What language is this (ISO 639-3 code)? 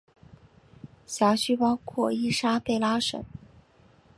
zho